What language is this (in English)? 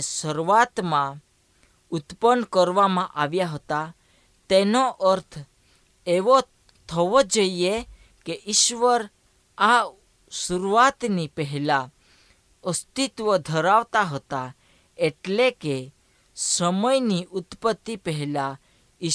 Hindi